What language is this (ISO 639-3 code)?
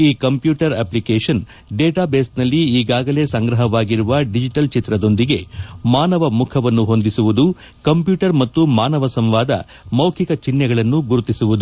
kan